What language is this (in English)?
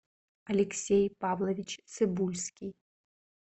Russian